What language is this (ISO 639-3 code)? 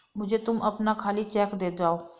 hin